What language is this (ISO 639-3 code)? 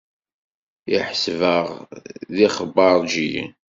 kab